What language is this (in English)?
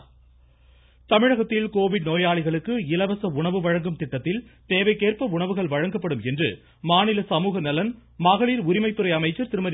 Tamil